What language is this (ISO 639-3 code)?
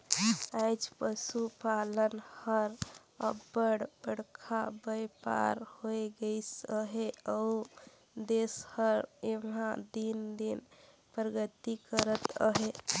hne